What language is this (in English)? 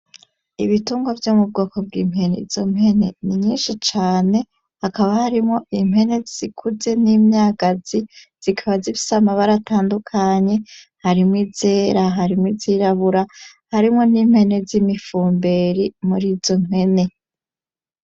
Rundi